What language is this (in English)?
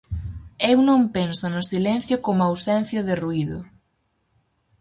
Galician